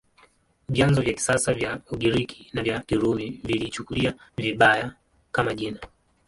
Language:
Swahili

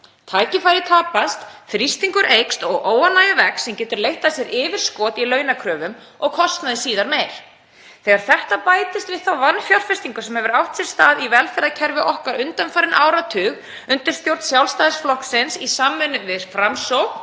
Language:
Icelandic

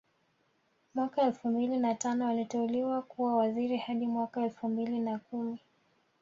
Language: Swahili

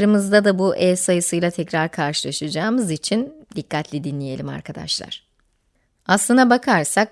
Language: Turkish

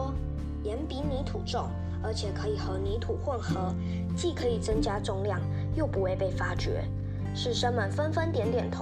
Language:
Chinese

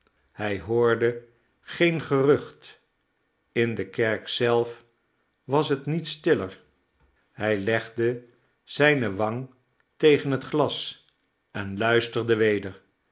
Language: Dutch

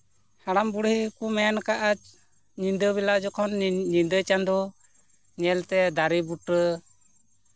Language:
Santali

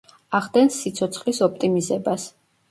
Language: Georgian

